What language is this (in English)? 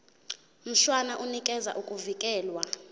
Zulu